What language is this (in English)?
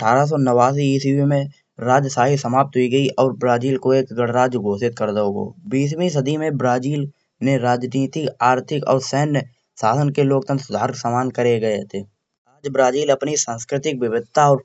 Kanauji